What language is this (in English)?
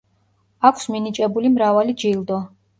Georgian